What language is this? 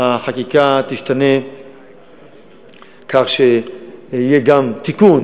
Hebrew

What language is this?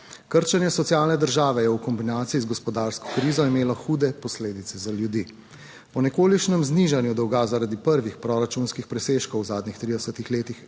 Slovenian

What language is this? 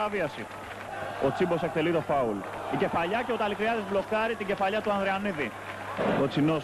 Greek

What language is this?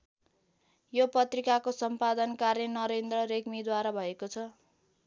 Nepali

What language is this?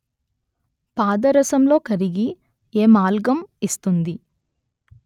Telugu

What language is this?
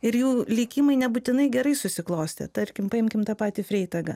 Lithuanian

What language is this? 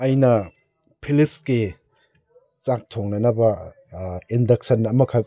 Manipuri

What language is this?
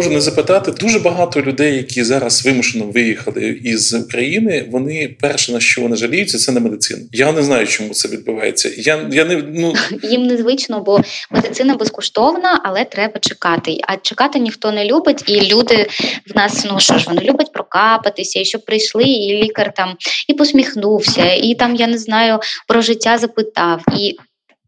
Ukrainian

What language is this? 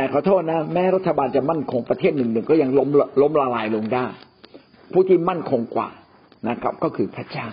Thai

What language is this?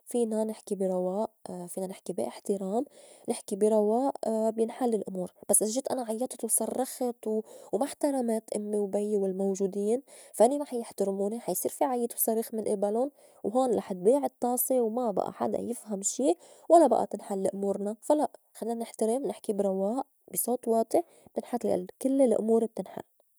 North Levantine Arabic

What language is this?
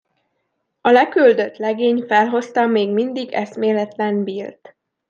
Hungarian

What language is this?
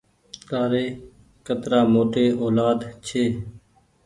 Goaria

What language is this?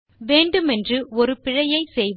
Tamil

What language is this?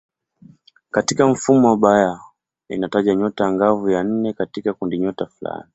Swahili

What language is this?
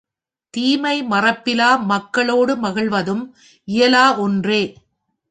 Tamil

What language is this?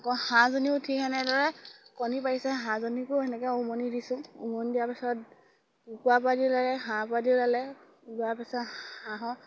Assamese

